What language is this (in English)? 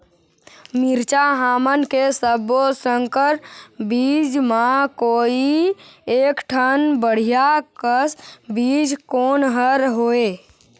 Chhattisgarhi